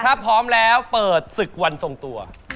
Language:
Thai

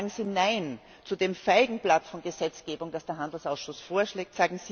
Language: German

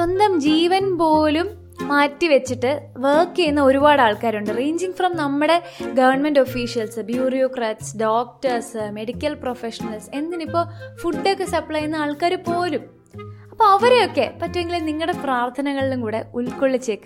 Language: Malayalam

